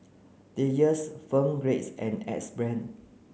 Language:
English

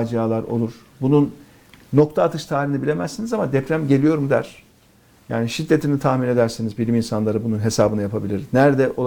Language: Turkish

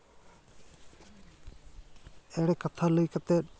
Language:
Santali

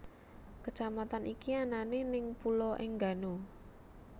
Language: Javanese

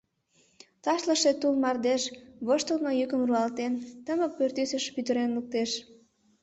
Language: Mari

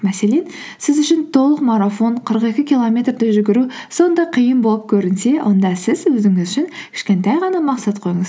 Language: Kazakh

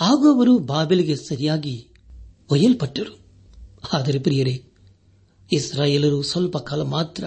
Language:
Kannada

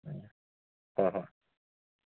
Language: Manipuri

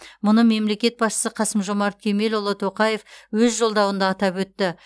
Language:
Kazakh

